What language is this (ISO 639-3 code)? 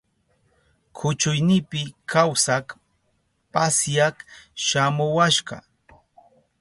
qup